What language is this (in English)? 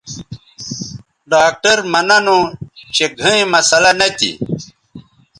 Bateri